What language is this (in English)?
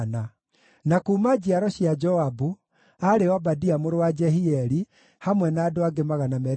Kikuyu